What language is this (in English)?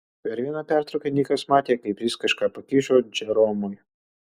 Lithuanian